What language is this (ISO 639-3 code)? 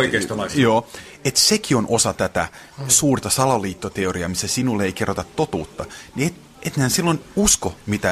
fin